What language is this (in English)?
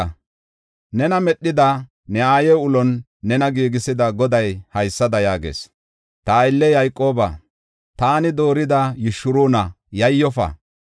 Gofa